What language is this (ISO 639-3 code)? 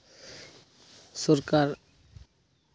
sat